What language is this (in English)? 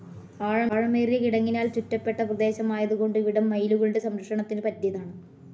Malayalam